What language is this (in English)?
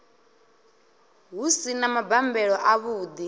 Venda